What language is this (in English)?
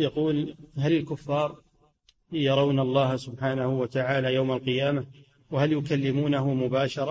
Arabic